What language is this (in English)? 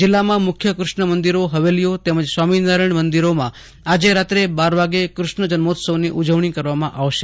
Gujarati